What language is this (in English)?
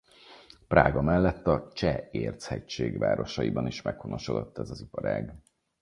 Hungarian